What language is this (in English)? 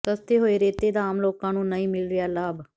Punjabi